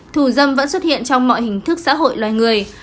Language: Vietnamese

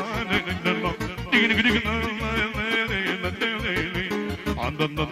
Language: Romanian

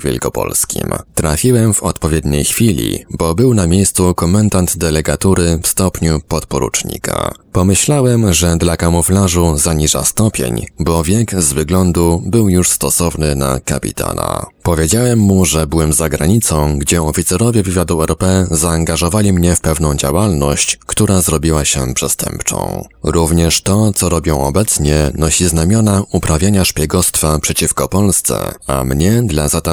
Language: Polish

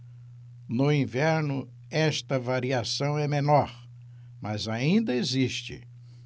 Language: Portuguese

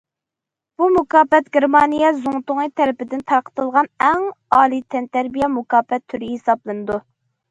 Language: Uyghur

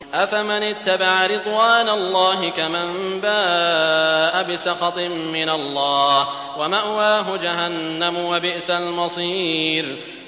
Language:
Arabic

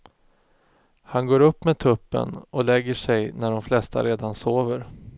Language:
Swedish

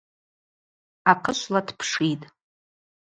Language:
Abaza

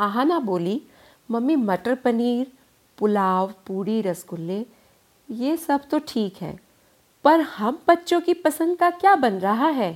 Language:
Hindi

